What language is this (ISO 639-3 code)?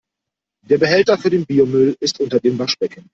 deu